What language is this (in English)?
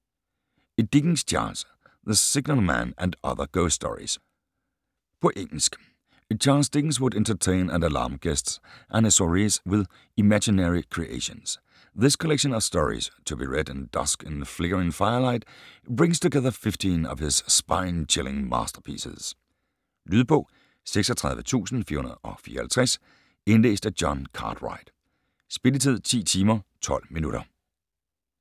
Danish